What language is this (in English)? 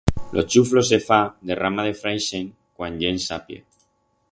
Aragonese